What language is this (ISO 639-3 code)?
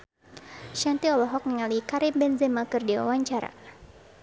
sun